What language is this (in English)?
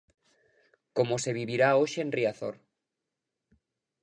Galician